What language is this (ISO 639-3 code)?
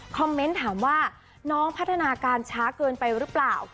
tha